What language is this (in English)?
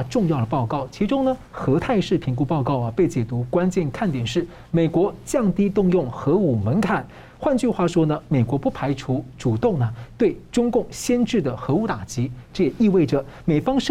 Chinese